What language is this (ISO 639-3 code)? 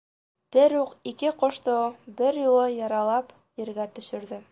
bak